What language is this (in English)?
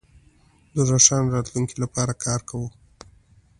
Pashto